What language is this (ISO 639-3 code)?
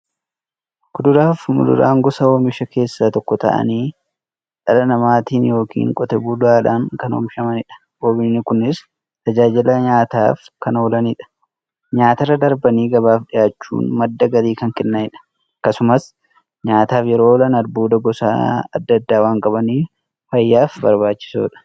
orm